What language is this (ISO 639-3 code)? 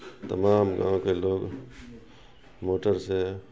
urd